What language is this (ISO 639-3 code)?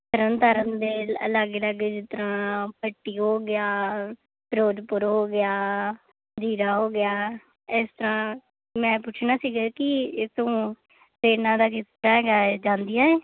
pan